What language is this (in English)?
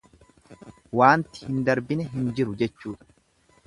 Oromo